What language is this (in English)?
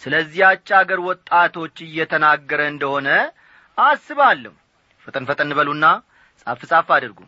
Amharic